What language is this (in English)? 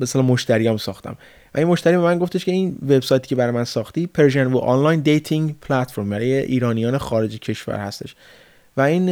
Persian